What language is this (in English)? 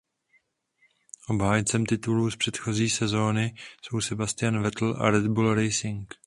Czech